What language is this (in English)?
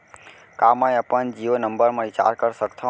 Chhattisgarhi